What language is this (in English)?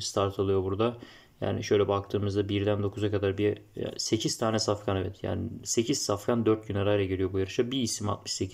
Turkish